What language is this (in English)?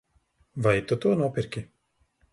Latvian